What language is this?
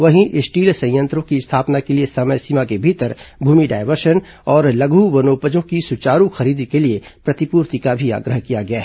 Hindi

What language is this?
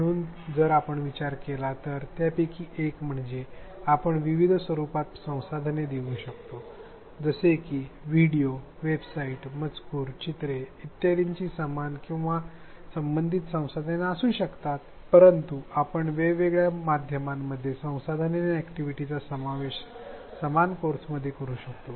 Marathi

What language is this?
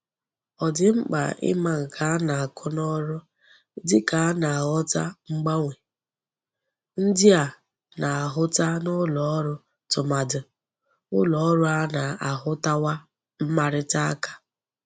Igbo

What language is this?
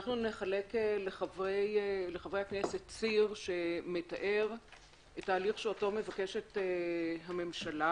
Hebrew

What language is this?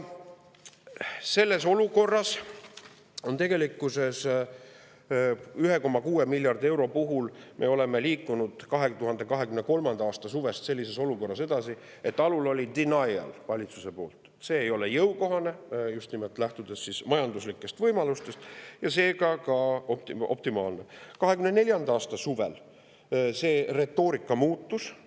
Estonian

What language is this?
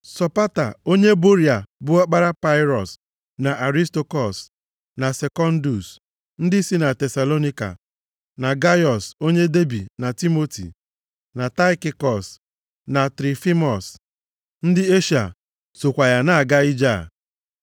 Igbo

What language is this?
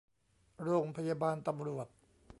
Thai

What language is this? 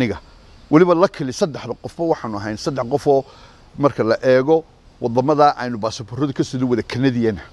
Arabic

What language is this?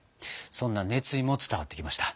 Japanese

